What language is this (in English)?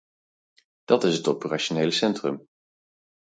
Dutch